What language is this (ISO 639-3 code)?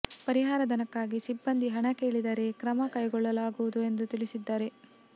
kan